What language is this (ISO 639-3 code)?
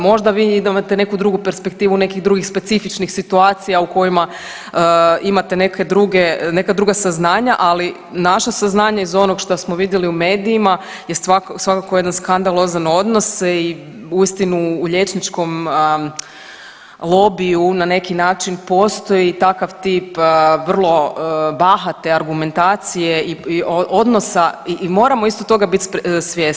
hrv